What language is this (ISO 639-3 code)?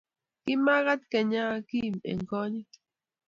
kln